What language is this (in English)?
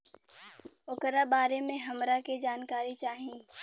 Bhojpuri